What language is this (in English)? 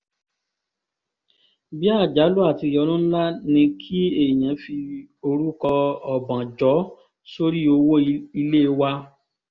Yoruba